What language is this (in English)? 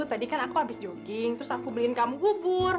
Indonesian